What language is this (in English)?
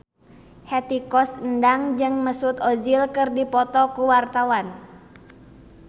Sundanese